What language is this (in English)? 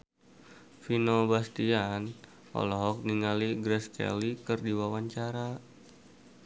Sundanese